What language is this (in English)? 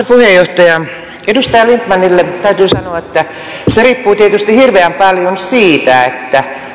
Finnish